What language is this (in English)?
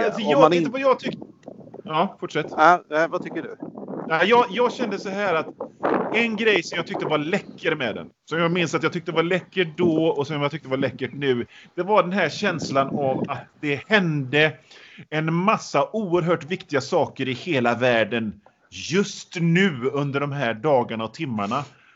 Swedish